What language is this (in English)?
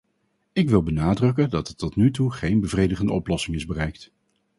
Dutch